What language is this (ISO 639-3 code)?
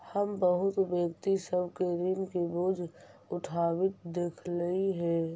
mag